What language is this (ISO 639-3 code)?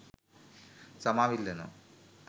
sin